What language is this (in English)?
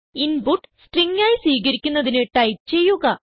Malayalam